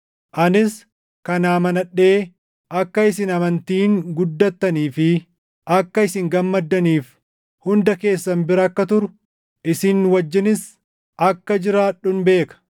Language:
Oromo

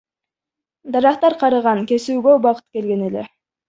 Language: Kyrgyz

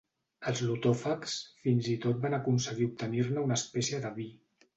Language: Catalan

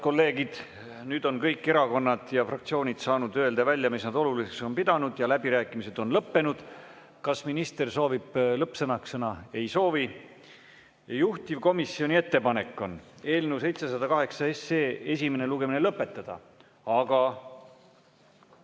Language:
Estonian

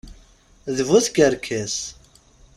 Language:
Kabyle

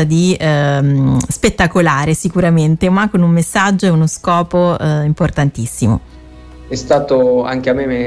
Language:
Italian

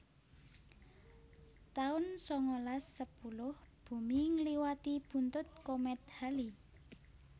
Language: Javanese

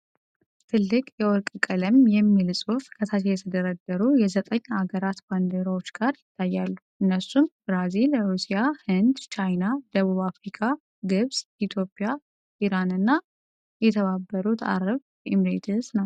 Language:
Amharic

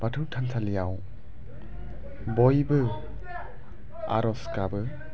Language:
Bodo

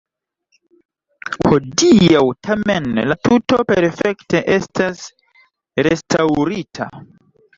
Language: Esperanto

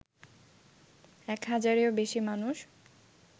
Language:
Bangla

